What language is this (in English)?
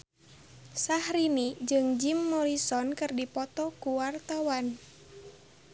Sundanese